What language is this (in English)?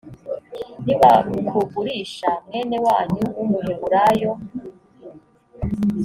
Kinyarwanda